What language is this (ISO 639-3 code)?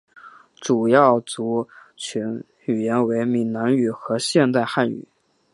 zho